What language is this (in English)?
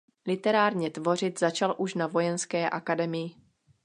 Czech